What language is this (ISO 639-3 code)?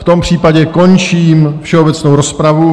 ces